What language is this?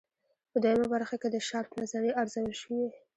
Pashto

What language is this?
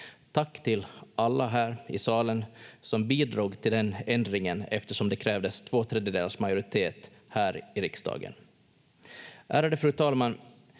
Finnish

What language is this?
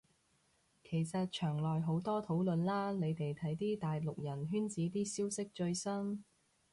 Cantonese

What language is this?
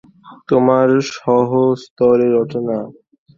Bangla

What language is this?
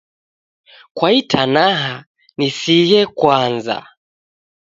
Taita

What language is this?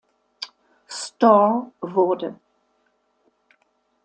German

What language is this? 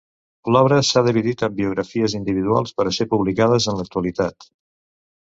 Catalan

